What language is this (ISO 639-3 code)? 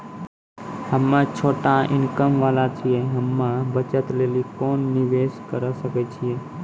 mai